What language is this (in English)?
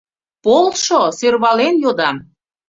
Mari